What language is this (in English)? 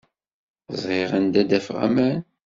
Kabyle